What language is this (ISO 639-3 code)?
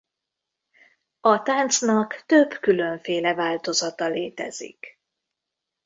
hun